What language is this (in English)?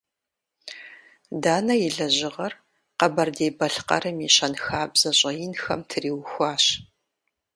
Kabardian